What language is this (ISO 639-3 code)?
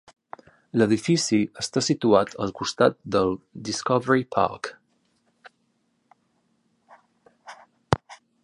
cat